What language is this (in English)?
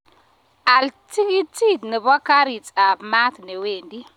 Kalenjin